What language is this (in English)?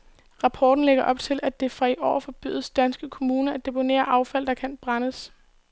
Danish